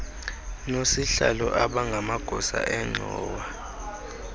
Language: Xhosa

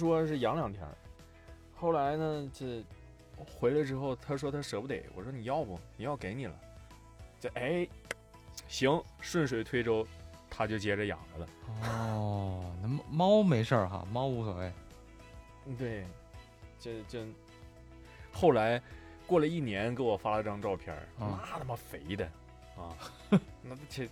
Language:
Chinese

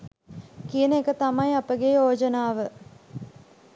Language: Sinhala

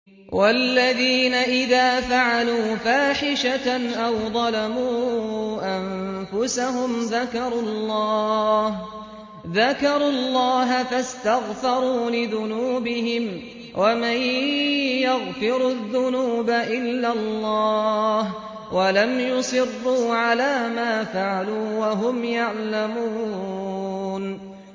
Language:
Arabic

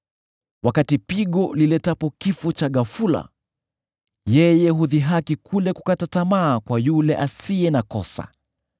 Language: Swahili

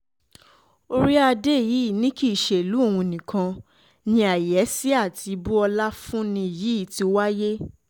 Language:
Yoruba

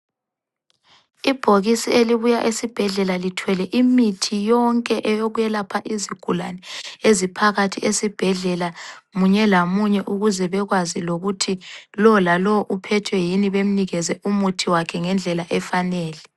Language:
North Ndebele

